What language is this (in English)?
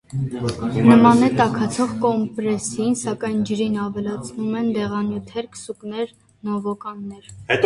Armenian